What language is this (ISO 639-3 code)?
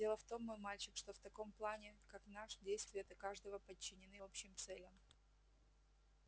rus